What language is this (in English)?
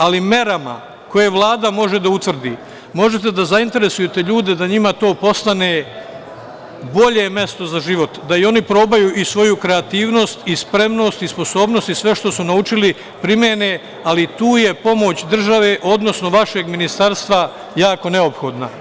Serbian